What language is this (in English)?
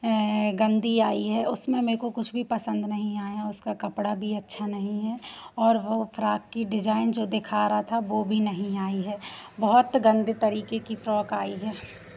Hindi